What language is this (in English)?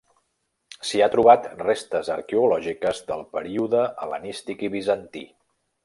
Catalan